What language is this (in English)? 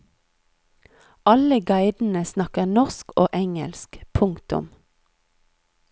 Norwegian